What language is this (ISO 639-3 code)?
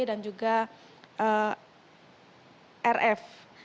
ind